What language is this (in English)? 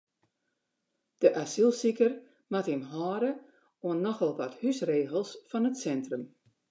Western Frisian